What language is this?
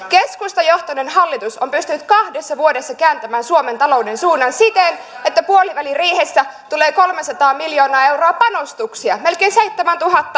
Finnish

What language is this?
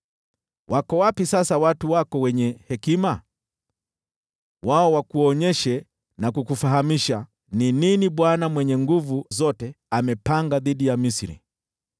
Swahili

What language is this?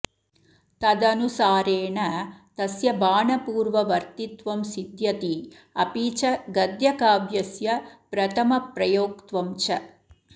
Sanskrit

